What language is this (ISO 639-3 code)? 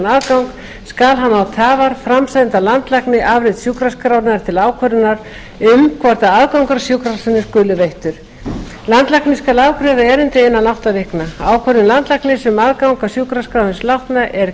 isl